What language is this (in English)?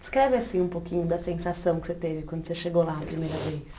Portuguese